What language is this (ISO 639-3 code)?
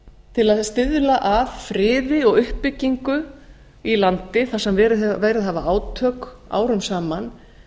isl